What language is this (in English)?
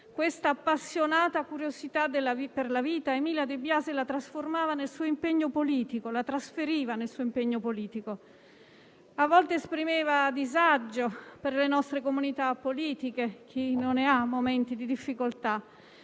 Italian